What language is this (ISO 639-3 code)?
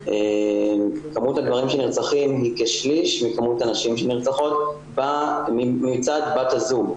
heb